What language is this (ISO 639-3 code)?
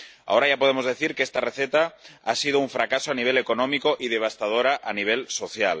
spa